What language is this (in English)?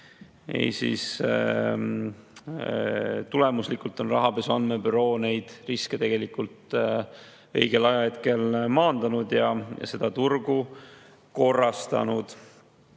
Estonian